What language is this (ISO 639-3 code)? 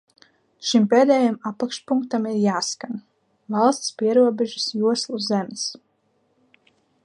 lav